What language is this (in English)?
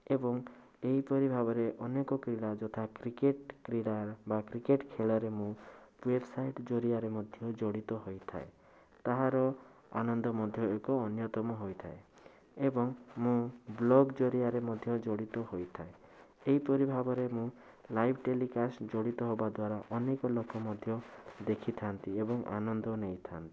Odia